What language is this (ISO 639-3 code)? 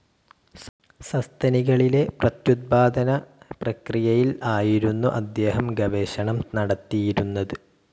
mal